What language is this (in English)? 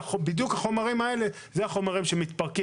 Hebrew